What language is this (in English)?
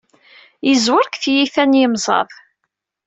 Kabyle